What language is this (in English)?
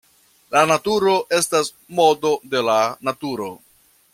Esperanto